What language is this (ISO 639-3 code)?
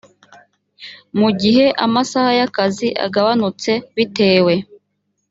kin